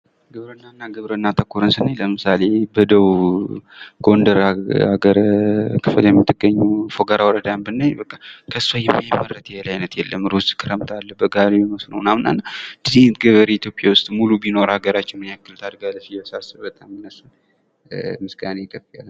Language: Amharic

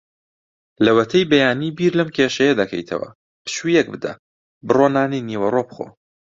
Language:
Central Kurdish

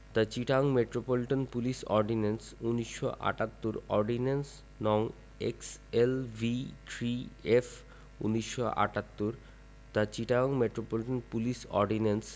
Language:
Bangla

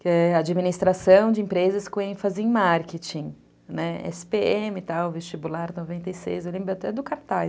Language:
Portuguese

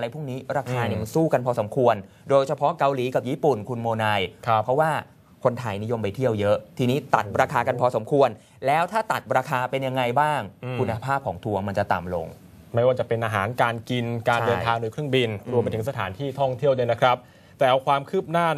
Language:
Thai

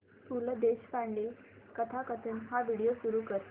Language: Marathi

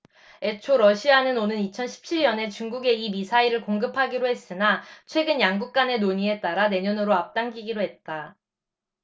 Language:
Korean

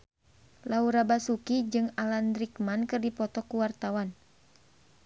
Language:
Sundanese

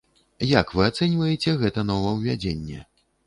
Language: Belarusian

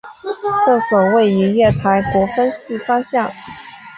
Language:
Chinese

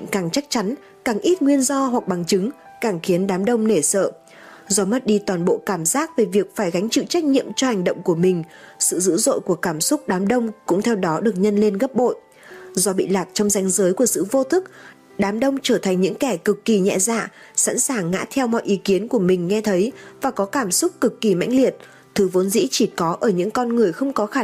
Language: Vietnamese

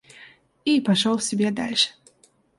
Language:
Russian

